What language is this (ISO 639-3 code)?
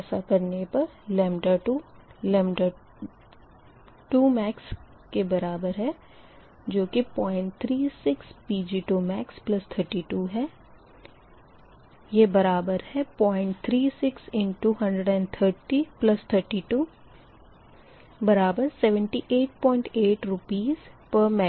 hin